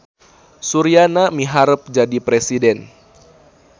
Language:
Sundanese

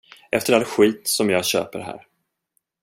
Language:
Swedish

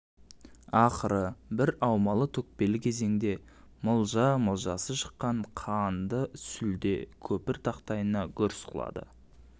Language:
Kazakh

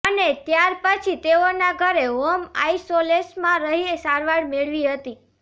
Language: Gujarati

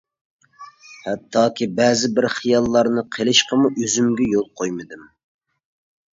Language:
Uyghur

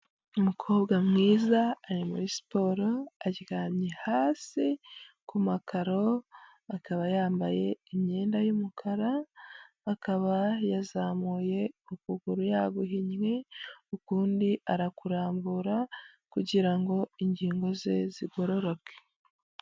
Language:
Kinyarwanda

